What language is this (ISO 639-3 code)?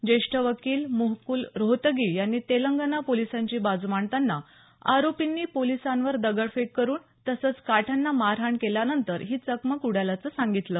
mar